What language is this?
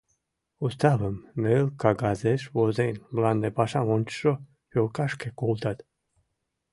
Mari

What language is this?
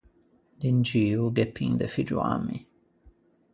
Ligurian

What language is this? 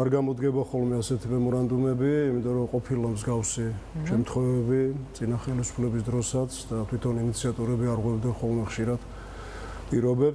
Romanian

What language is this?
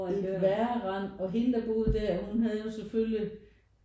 Danish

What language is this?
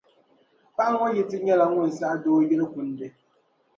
Dagbani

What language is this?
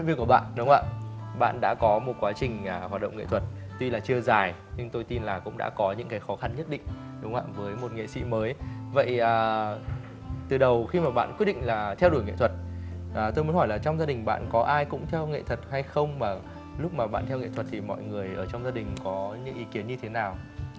Vietnamese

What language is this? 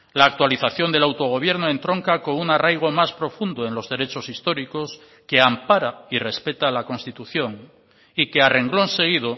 Spanish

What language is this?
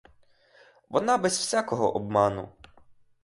Ukrainian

